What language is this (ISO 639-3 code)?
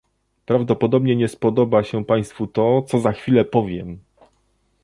pol